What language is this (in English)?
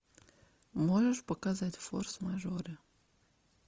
Russian